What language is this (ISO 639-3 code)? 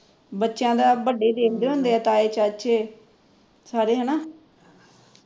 pan